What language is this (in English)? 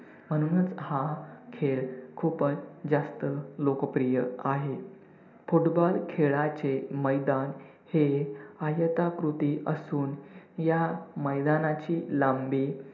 Marathi